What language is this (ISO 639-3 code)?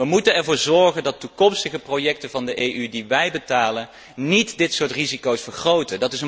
nld